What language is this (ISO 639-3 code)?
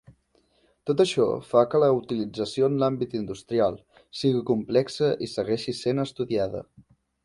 cat